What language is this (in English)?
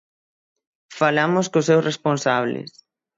Galician